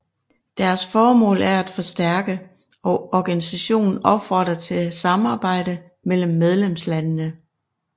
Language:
Danish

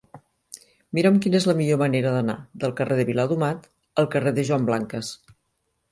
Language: Catalan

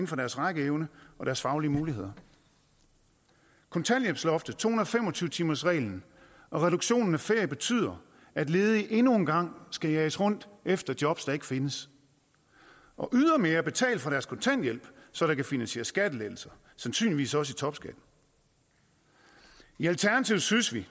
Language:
Danish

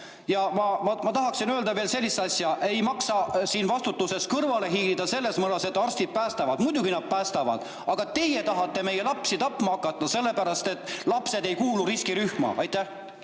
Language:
Estonian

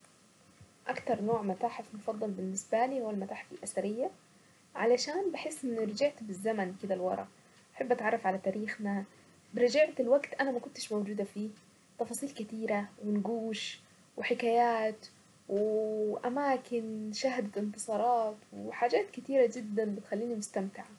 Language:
Saidi Arabic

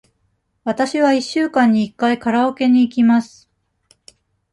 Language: Japanese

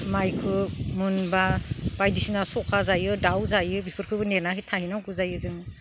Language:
Bodo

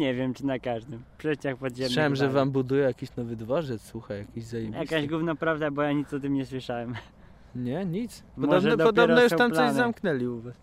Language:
Polish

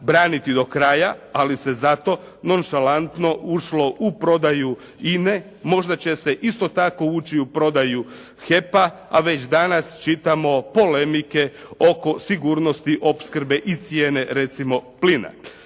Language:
Croatian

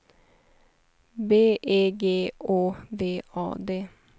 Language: Swedish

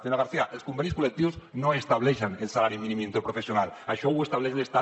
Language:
Catalan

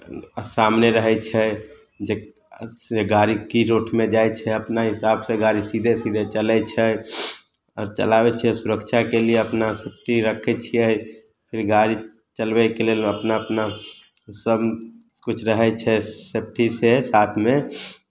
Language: Maithili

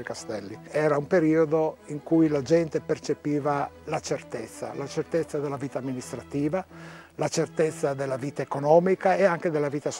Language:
Italian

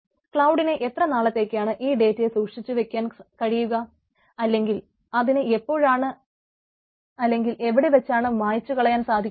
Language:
Malayalam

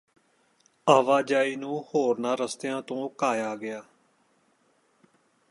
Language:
Punjabi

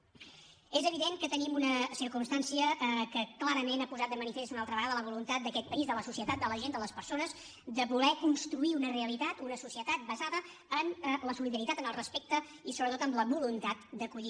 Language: Catalan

